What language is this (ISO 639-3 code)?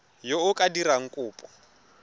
tsn